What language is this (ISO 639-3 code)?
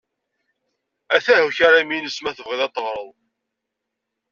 kab